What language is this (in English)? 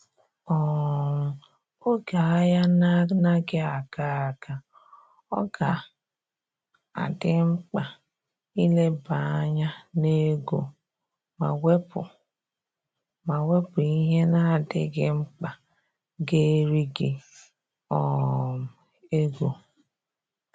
Igbo